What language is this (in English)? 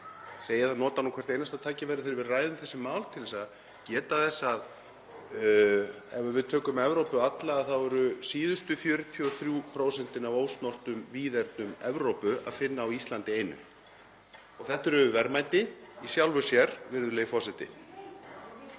Icelandic